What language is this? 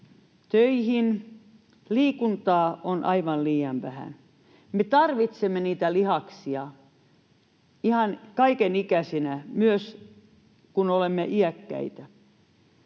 Finnish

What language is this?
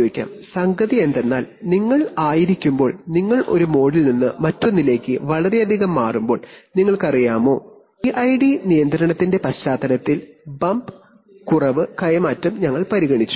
Malayalam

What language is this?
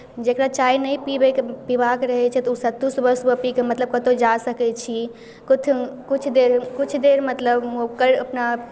Maithili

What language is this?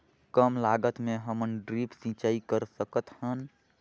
Chhattisgarhi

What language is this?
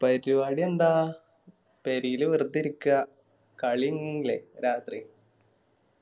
Malayalam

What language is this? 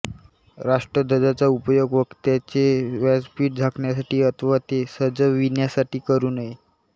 Marathi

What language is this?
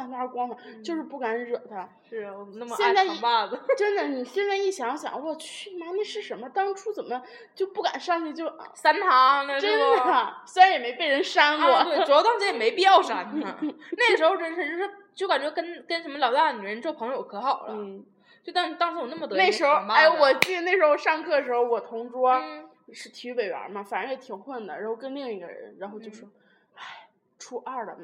Chinese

